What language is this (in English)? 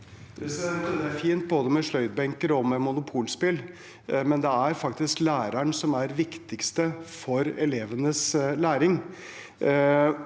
Norwegian